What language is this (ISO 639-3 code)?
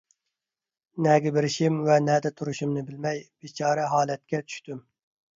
uig